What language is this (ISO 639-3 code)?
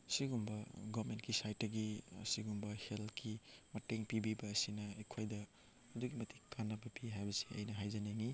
mni